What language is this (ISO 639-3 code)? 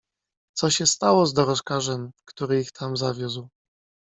pol